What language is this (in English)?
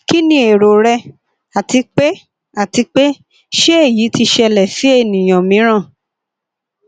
Yoruba